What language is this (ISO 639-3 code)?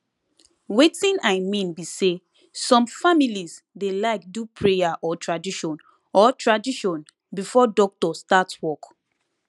pcm